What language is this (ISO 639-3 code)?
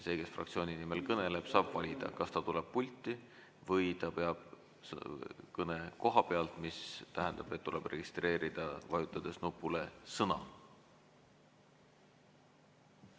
est